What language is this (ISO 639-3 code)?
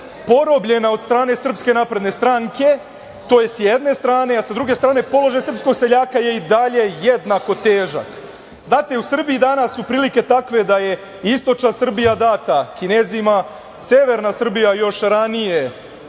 srp